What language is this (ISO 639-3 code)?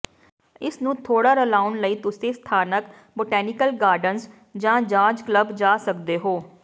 pan